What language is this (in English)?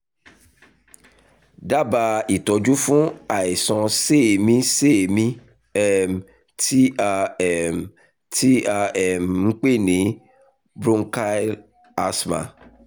Yoruba